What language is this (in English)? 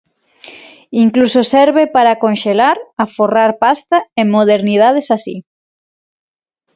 Galician